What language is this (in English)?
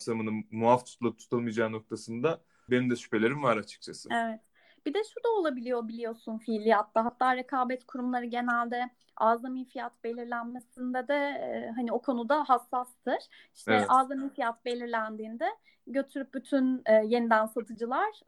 Turkish